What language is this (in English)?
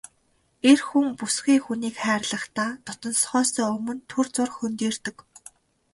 Mongolian